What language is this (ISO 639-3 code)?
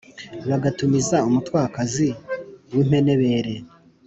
kin